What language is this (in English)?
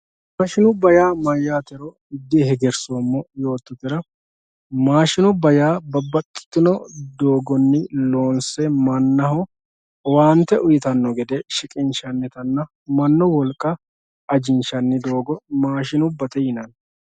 Sidamo